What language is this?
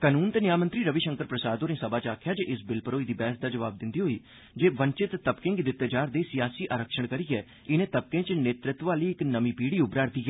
Dogri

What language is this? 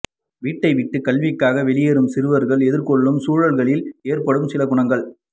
Tamil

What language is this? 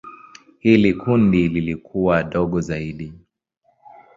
Swahili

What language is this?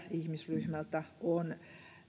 Finnish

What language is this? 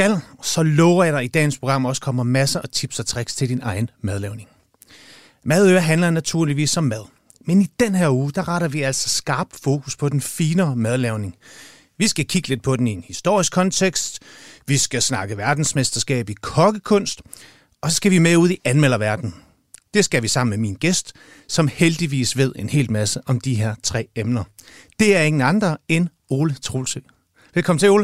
Danish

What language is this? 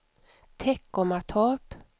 Swedish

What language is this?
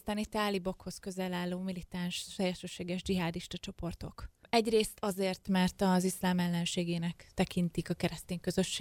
Hungarian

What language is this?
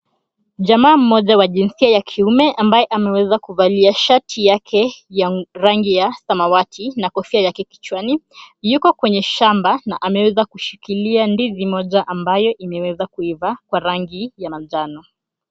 Swahili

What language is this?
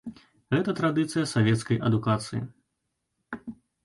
Belarusian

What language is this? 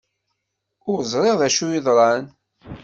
Kabyle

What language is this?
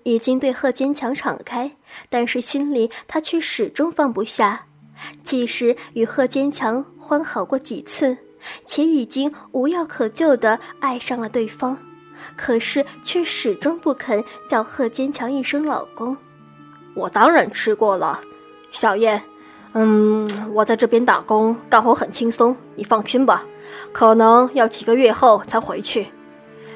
Chinese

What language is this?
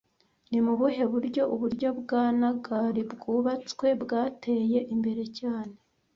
Kinyarwanda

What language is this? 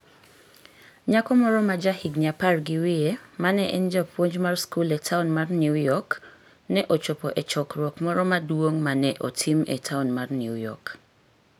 Luo (Kenya and Tanzania)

